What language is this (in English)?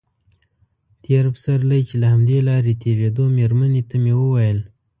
Pashto